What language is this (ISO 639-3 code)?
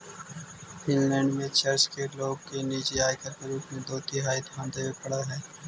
mag